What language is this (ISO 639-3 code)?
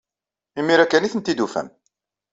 kab